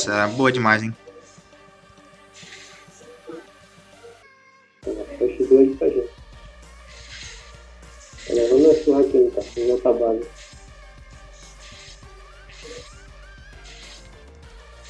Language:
Portuguese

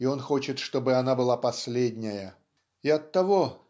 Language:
Russian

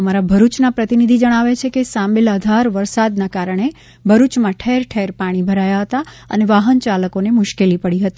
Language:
Gujarati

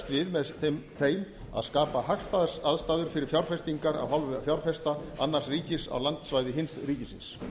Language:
Icelandic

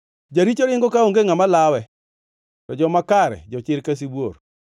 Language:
Luo (Kenya and Tanzania)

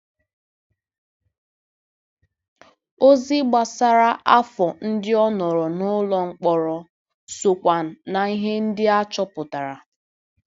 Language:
Igbo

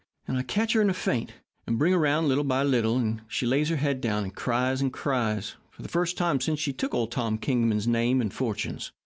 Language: English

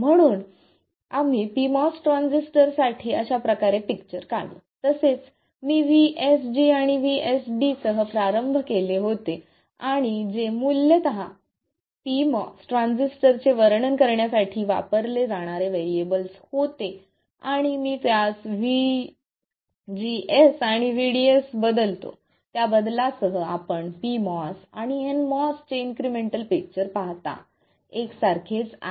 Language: Marathi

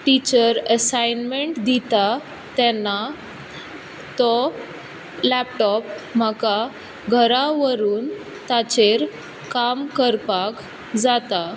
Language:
Konkani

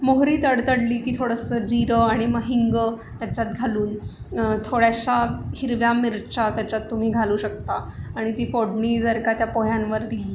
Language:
Marathi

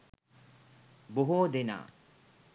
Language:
Sinhala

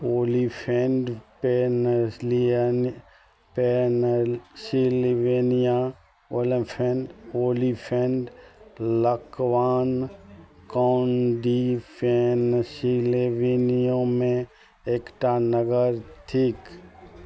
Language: Maithili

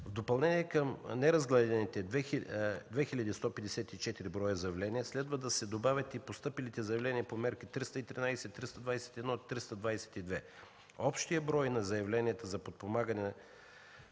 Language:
Bulgarian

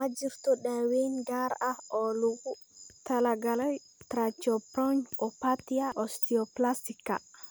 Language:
Somali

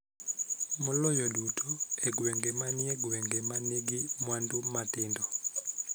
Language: Luo (Kenya and Tanzania)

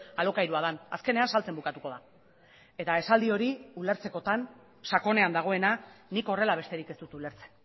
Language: Basque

